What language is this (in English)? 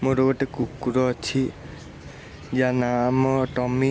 Odia